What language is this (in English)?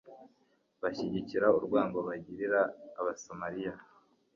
Kinyarwanda